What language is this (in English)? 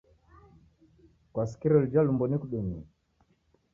Taita